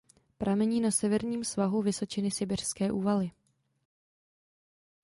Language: Czech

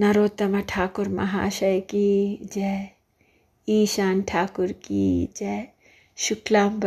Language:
Kannada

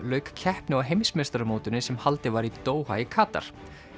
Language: Icelandic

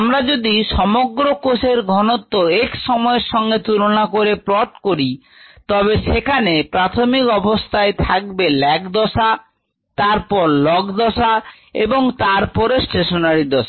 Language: Bangla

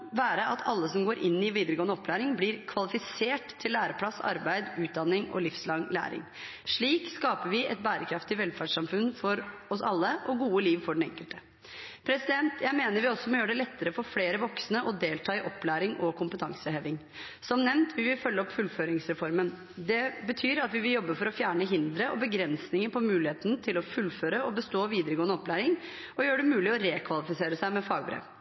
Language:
Norwegian Bokmål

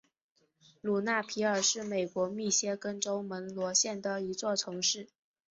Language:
Chinese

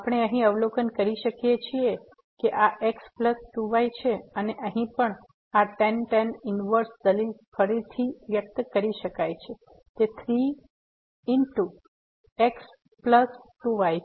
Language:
Gujarati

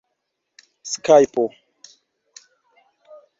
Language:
Esperanto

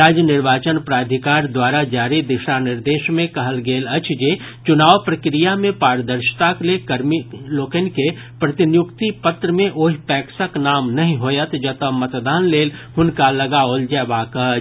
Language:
Maithili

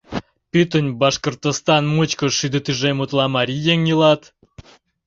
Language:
Mari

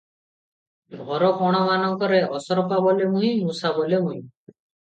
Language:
Odia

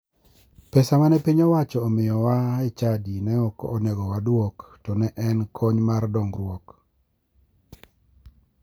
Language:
Luo (Kenya and Tanzania)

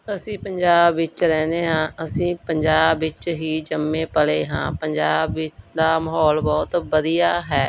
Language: Punjabi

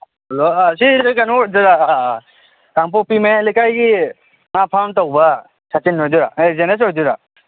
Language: Manipuri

